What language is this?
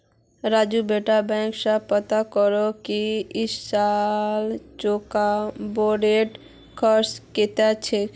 Magahi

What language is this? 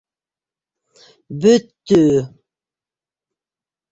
Bashkir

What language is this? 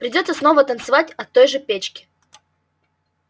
Russian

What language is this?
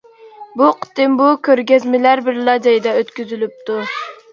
Uyghur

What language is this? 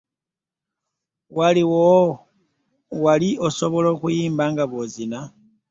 Ganda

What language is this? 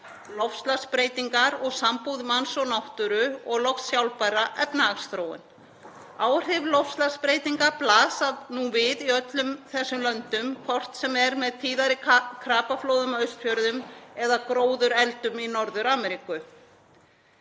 Icelandic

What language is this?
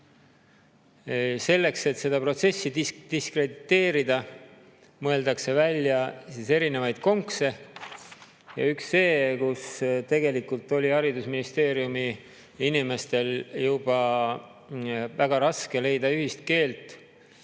Estonian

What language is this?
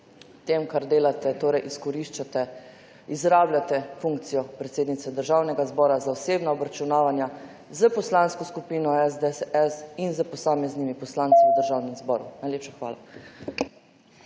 Slovenian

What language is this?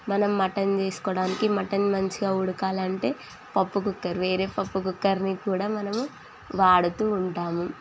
Telugu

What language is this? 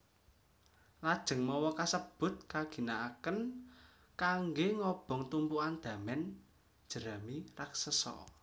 Javanese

